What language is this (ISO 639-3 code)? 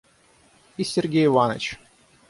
rus